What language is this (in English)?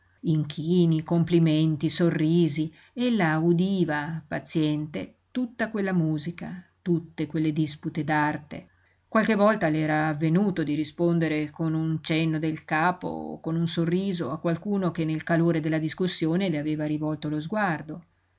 Italian